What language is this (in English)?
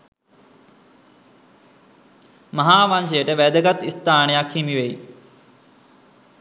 Sinhala